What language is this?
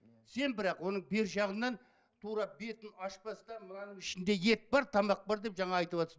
Kazakh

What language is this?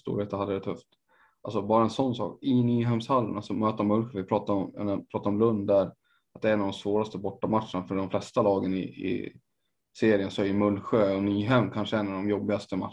Swedish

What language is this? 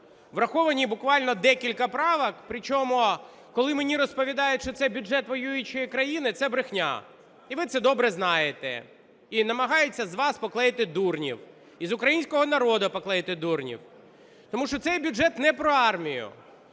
Ukrainian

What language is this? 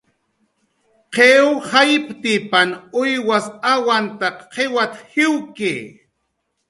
Jaqaru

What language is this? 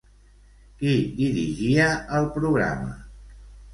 Catalan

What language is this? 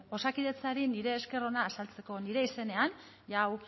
Basque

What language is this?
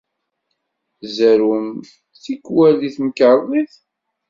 Kabyle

